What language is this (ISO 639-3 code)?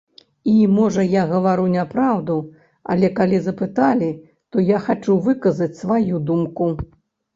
bel